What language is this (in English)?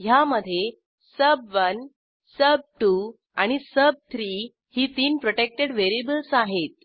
Marathi